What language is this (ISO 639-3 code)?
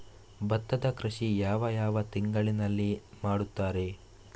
kan